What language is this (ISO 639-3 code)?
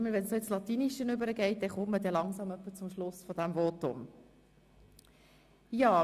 gsw